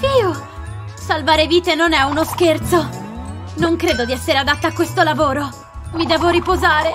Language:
Italian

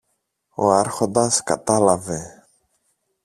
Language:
Greek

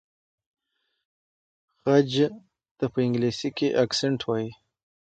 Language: Pashto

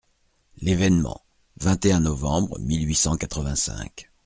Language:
French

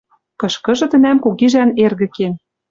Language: Western Mari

